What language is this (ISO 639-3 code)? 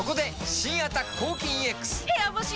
jpn